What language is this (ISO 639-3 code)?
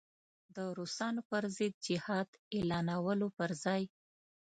pus